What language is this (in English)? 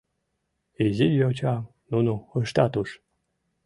Mari